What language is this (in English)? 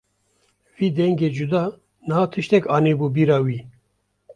Kurdish